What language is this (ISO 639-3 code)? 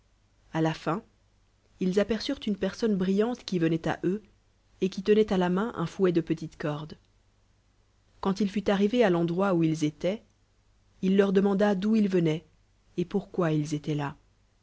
fra